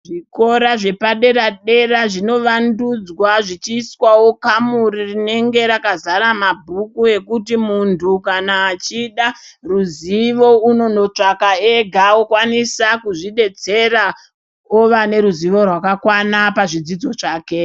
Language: Ndau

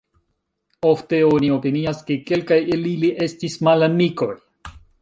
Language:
Esperanto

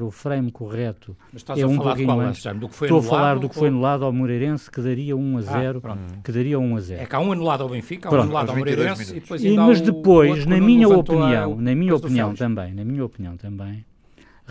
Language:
Portuguese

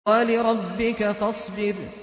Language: Arabic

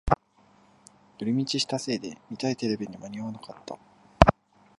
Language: Japanese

